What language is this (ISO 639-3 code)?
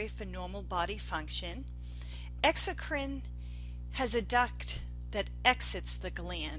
eng